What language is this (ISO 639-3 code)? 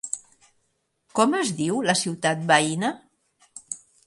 cat